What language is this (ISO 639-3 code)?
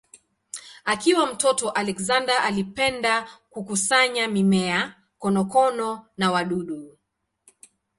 swa